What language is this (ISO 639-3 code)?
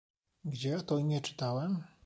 pol